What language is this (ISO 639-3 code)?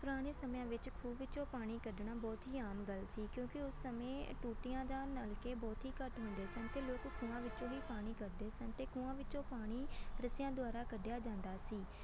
pan